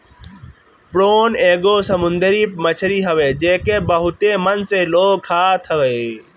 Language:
Bhojpuri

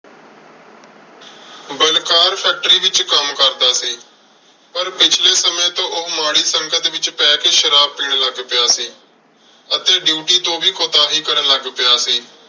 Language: Punjabi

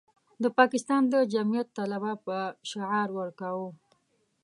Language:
Pashto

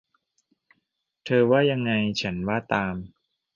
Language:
Thai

